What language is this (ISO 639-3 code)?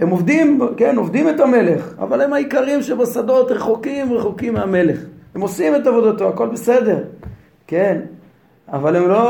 heb